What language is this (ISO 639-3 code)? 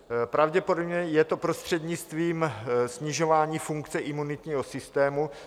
ces